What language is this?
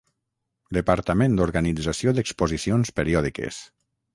Catalan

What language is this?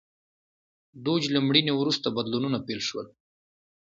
Pashto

